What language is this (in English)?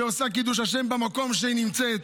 Hebrew